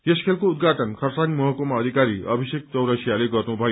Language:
Nepali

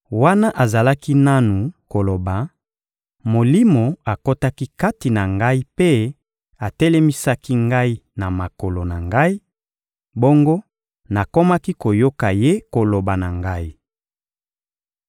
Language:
Lingala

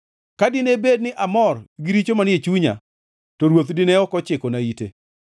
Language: Luo (Kenya and Tanzania)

